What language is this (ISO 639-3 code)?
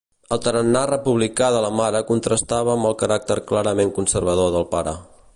cat